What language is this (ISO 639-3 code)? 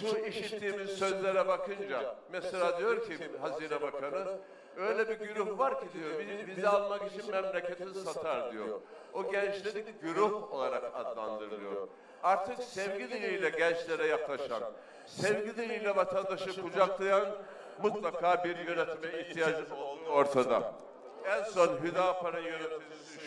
tur